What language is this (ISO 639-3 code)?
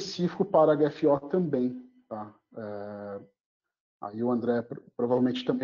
por